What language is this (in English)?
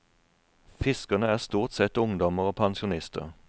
Norwegian